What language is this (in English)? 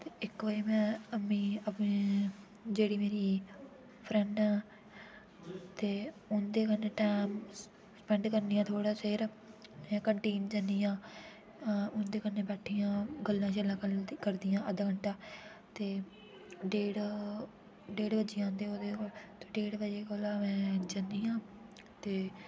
Dogri